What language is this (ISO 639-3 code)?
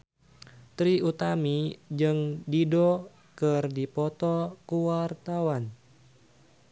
sun